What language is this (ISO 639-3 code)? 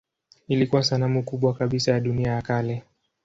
swa